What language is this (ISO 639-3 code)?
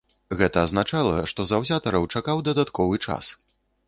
bel